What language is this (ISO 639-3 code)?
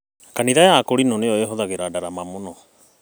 kik